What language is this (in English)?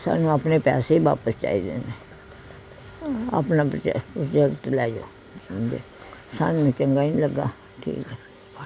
Punjabi